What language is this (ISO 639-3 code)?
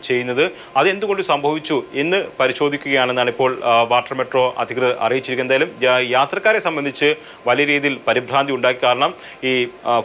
tur